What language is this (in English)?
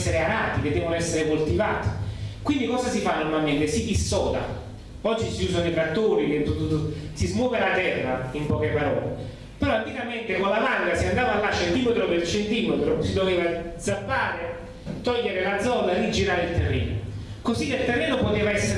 Italian